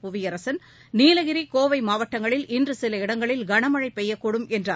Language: Tamil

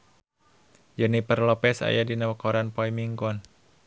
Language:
Sundanese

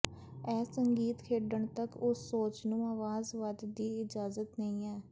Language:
Punjabi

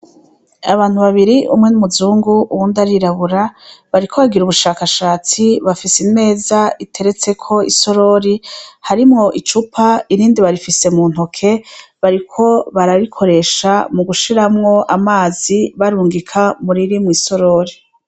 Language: Rundi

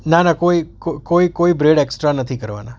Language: Gujarati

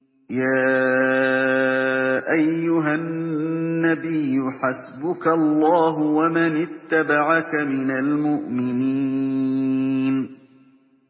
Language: Arabic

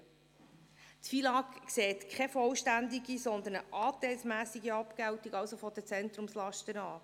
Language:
Swiss German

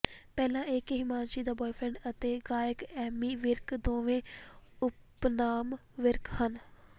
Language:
Punjabi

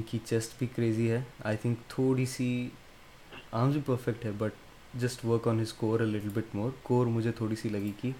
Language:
Urdu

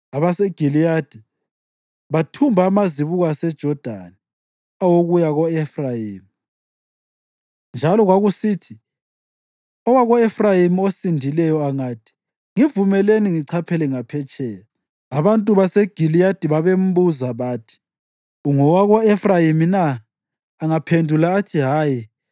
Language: North Ndebele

